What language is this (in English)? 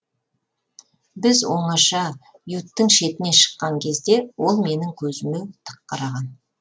Kazakh